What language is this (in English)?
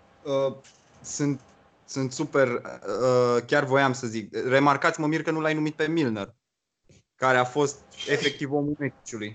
Romanian